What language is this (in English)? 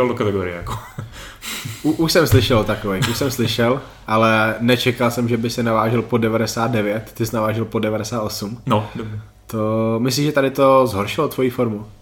Czech